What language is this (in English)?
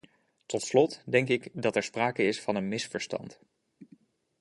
Dutch